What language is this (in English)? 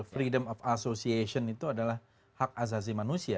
Indonesian